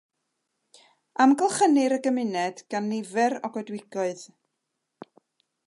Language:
Welsh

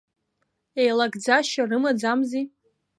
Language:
Abkhazian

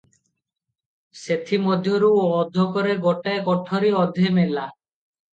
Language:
Odia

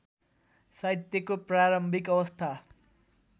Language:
Nepali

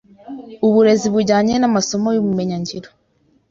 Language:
Kinyarwanda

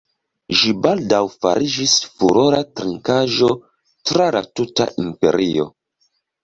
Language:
Esperanto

